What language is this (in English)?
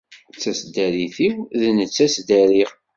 Kabyle